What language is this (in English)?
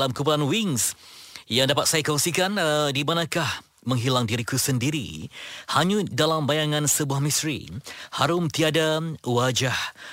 Malay